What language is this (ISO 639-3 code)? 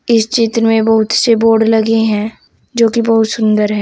hin